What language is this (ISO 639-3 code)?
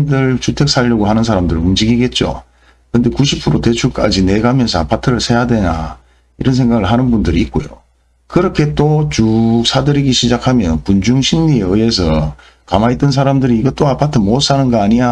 kor